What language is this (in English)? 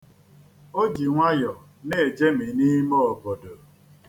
Igbo